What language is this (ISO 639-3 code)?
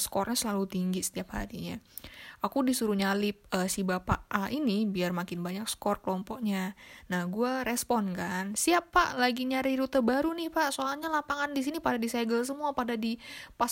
ind